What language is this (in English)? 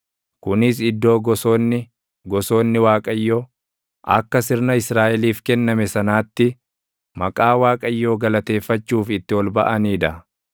Oromo